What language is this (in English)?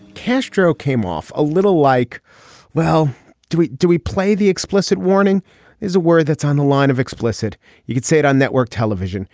English